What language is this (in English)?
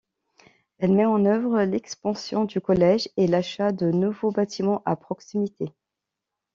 French